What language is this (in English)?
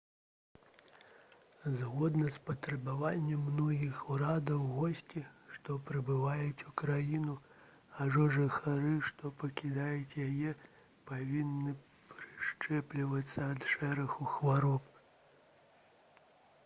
Belarusian